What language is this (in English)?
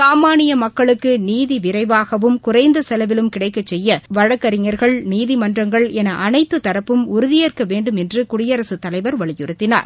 Tamil